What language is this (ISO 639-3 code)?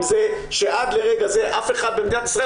heb